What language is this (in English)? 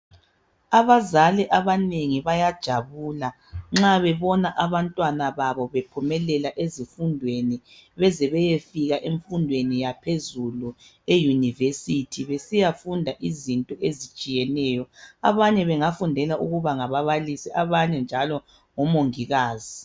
North Ndebele